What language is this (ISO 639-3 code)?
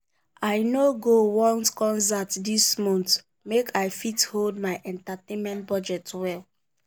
pcm